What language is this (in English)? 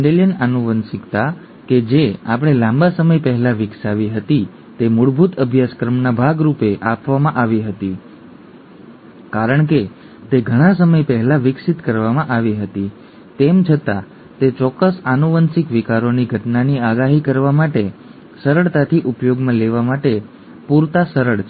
Gujarati